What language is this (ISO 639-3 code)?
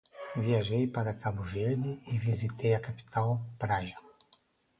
por